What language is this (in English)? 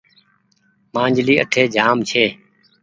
Goaria